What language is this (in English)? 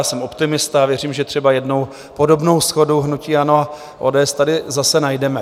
Czech